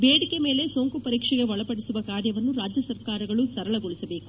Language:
Kannada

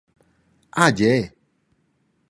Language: Romansh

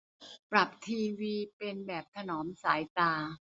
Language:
Thai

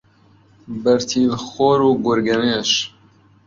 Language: Central Kurdish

